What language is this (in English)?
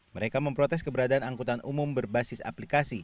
Indonesian